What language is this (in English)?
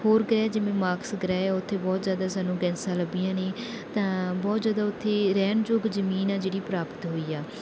Punjabi